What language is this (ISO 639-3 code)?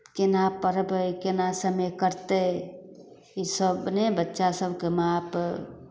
mai